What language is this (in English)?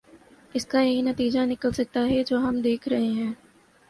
Urdu